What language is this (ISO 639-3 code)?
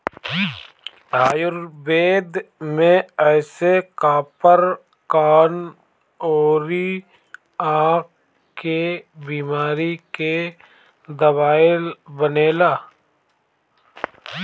bho